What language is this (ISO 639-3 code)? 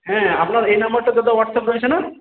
ben